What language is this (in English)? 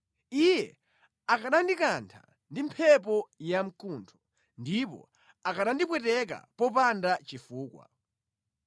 Nyanja